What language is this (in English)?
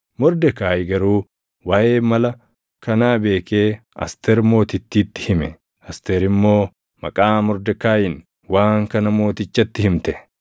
Oromo